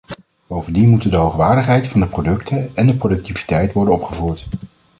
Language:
Dutch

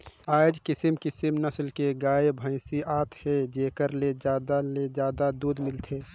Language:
Chhattisgarhi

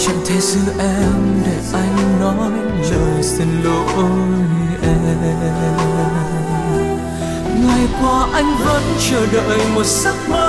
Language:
Vietnamese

